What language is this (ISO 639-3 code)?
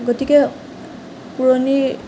asm